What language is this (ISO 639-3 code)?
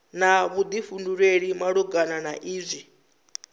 ven